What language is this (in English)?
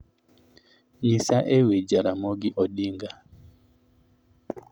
Luo (Kenya and Tanzania)